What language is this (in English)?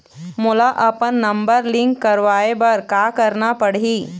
Chhattisgarhi